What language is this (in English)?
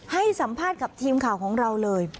Thai